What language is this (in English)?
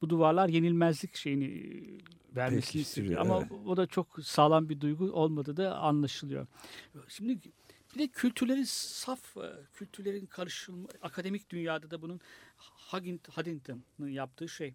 Turkish